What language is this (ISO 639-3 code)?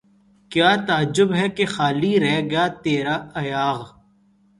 urd